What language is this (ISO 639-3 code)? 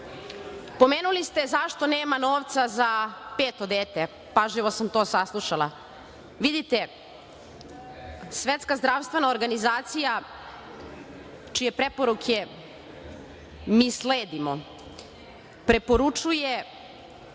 srp